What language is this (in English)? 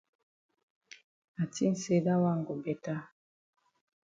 Cameroon Pidgin